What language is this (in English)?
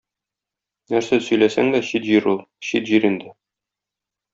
Tatar